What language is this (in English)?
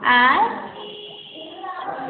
Maithili